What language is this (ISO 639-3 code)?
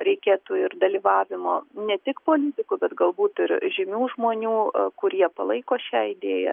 lit